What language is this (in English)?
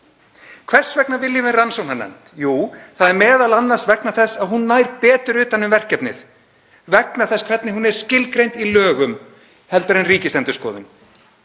Icelandic